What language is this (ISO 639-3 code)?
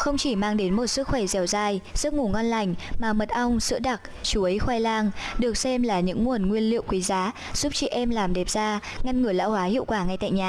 vie